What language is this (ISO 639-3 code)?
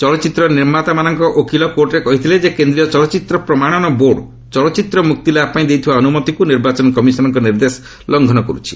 ori